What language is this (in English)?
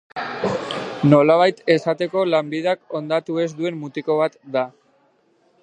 Basque